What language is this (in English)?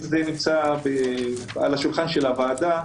Hebrew